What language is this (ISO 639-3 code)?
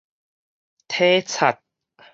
nan